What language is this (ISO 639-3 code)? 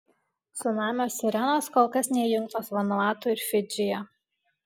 lit